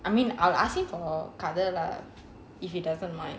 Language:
English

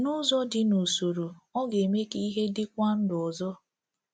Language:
Igbo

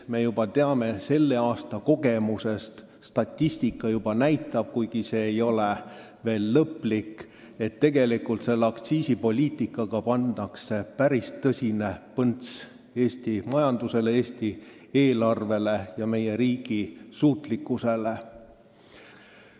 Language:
Estonian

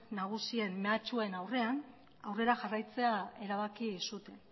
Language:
Basque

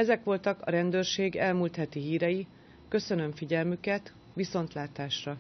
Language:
Hungarian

